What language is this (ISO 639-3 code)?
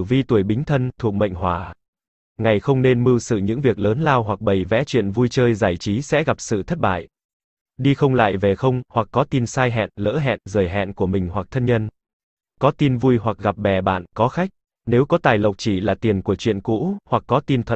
vie